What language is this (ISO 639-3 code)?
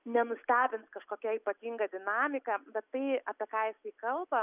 lit